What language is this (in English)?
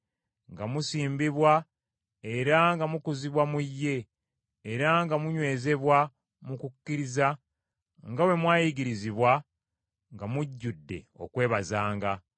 Ganda